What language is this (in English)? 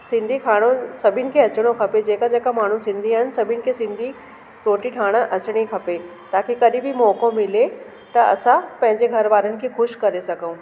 Sindhi